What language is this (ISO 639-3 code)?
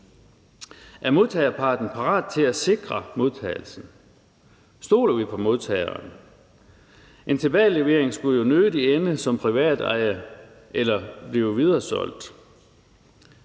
dan